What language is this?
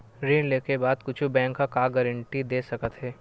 Chhattisgarhi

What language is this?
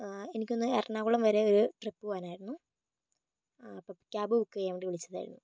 Malayalam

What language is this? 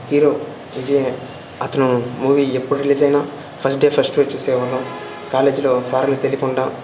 Telugu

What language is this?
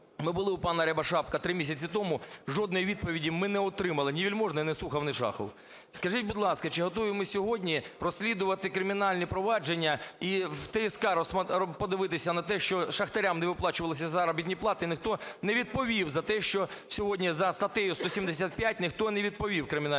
Ukrainian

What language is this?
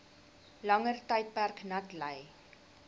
Afrikaans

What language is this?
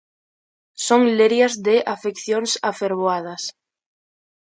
Galician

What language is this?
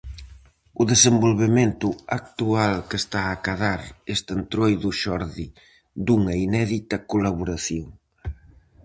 Galician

